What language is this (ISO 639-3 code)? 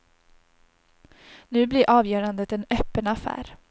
swe